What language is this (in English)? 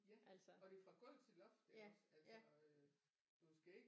Danish